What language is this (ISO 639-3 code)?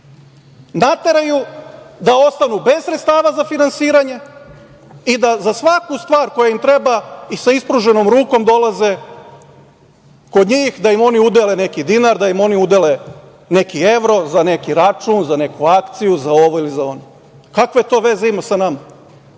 srp